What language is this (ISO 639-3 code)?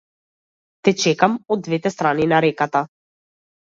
mkd